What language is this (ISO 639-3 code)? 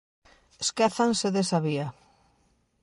glg